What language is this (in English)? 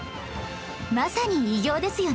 Japanese